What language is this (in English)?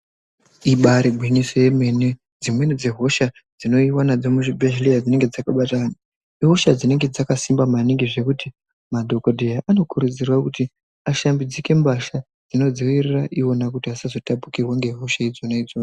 Ndau